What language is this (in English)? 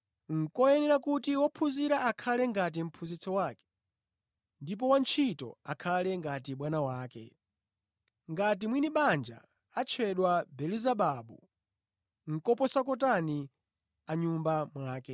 Nyanja